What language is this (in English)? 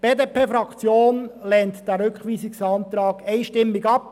Swiss German